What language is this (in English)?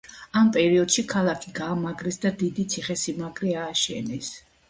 Georgian